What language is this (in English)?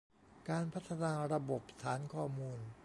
Thai